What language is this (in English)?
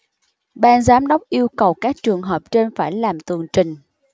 Vietnamese